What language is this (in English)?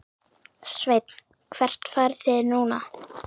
Icelandic